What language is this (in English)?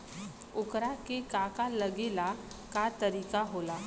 Bhojpuri